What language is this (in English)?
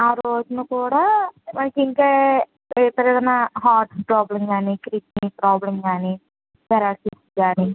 Telugu